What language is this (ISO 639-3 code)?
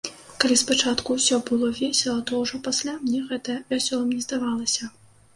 bel